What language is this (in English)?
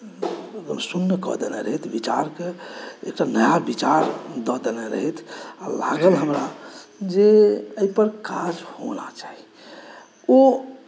Maithili